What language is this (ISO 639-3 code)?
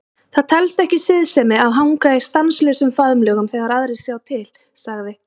isl